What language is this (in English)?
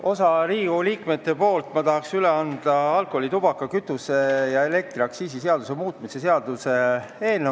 Estonian